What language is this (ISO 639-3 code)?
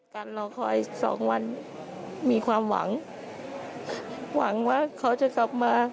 tha